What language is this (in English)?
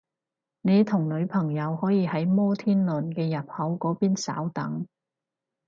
Cantonese